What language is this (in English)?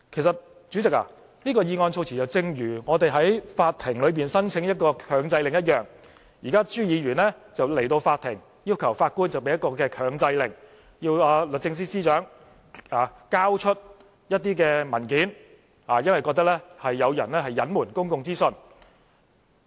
Cantonese